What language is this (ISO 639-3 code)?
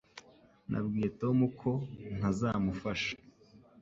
kin